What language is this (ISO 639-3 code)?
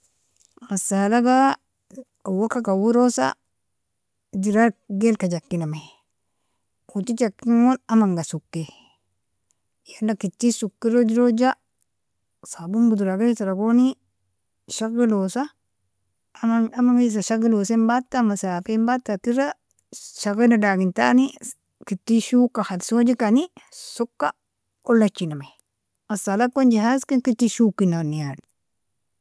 fia